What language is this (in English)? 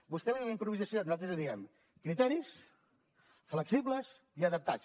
Catalan